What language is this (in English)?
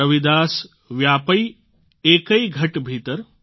Gujarati